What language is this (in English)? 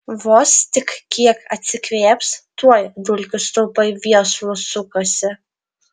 Lithuanian